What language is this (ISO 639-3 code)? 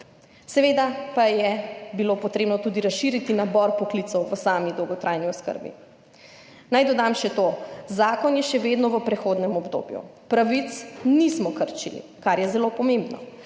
slv